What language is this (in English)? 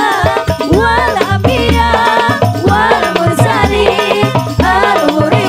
Indonesian